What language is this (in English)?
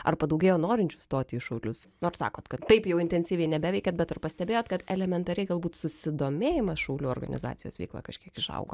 Lithuanian